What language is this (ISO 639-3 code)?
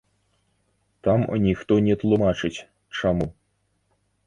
bel